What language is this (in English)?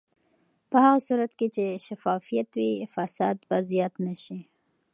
Pashto